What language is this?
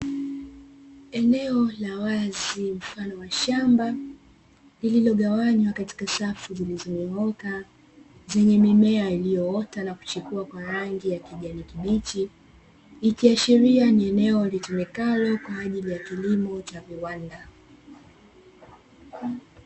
Swahili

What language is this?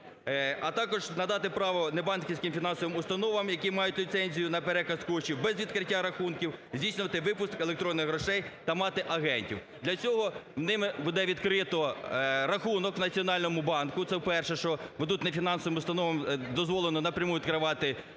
Ukrainian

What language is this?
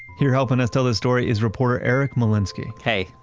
English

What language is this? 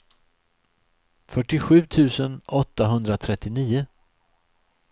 Swedish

